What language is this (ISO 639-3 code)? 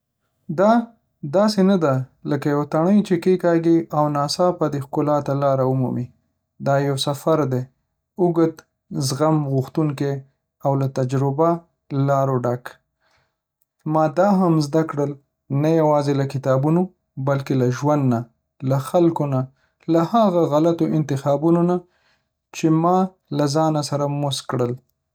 pus